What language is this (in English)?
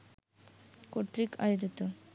Bangla